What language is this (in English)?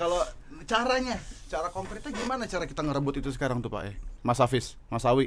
Indonesian